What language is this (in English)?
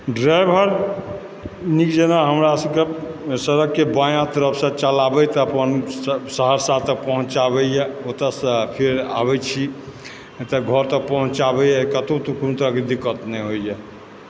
Maithili